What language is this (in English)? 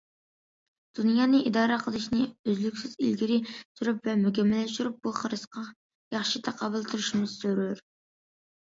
Uyghur